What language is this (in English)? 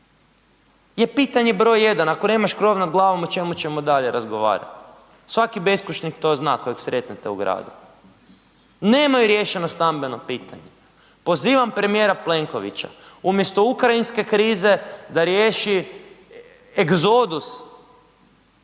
Croatian